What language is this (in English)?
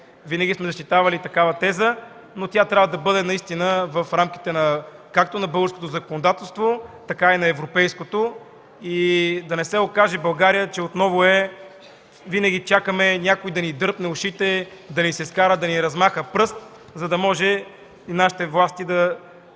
Bulgarian